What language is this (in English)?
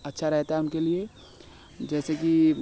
Hindi